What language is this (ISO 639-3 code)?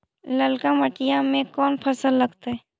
mag